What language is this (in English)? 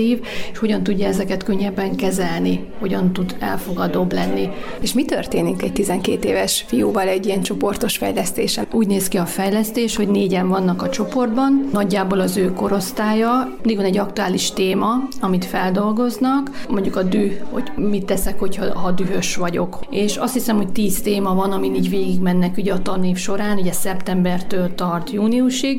Hungarian